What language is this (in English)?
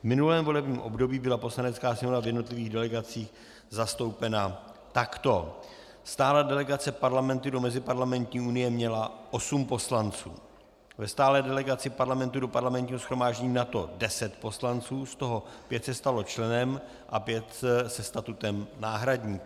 Czech